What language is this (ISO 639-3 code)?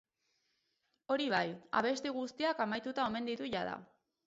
eus